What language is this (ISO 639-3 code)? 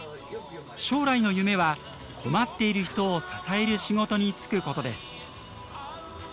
jpn